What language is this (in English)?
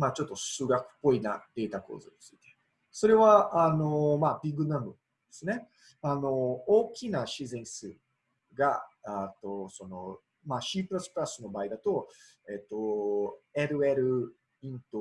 Japanese